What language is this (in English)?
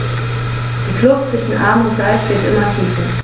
German